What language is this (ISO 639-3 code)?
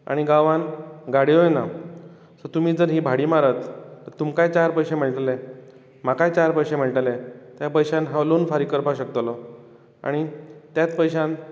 kok